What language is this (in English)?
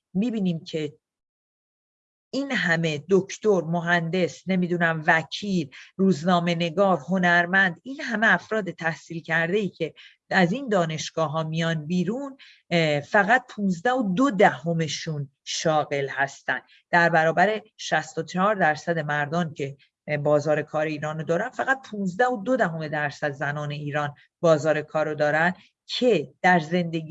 Persian